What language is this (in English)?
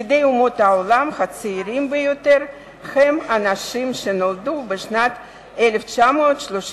Hebrew